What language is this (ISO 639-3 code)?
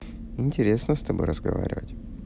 rus